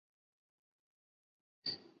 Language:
Chinese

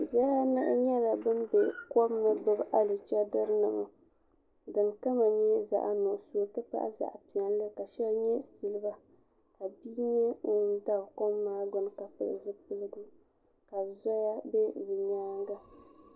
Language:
Dagbani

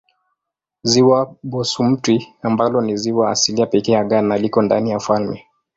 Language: Swahili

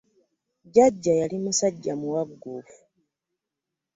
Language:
Ganda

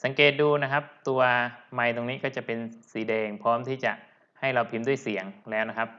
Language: Thai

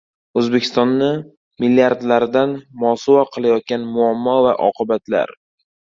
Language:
Uzbek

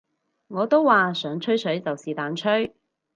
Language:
Cantonese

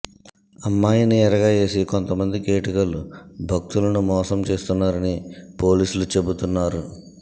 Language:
Telugu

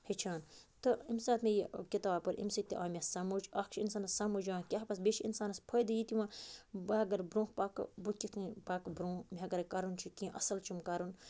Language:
Kashmiri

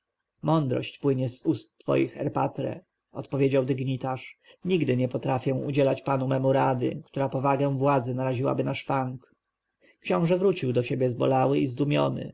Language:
Polish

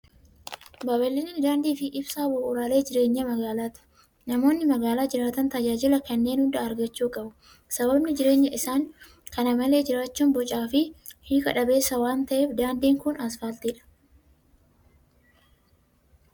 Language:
Oromo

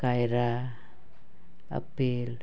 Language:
Santali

